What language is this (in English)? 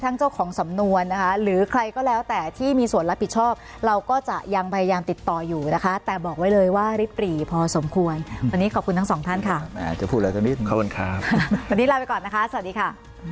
Thai